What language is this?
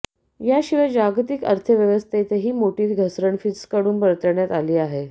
Marathi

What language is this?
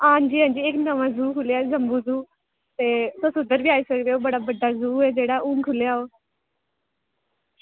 Dogri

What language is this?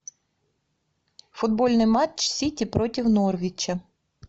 Russian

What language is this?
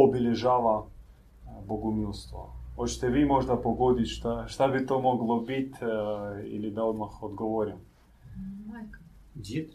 Croatian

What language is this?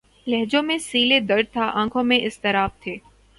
Urdu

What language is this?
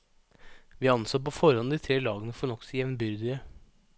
Norwegian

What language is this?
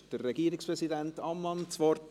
Swiss German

